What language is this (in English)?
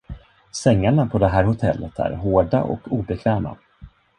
Swedish